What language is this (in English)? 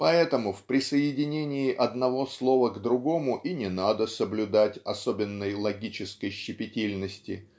Russian